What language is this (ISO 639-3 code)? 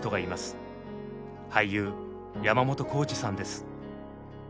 jpn